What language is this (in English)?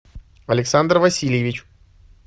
Russian